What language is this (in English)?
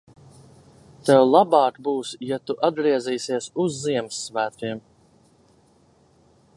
Latvian